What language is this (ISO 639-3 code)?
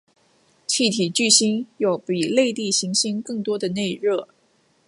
zho